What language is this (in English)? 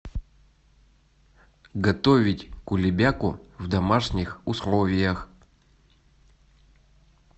Russian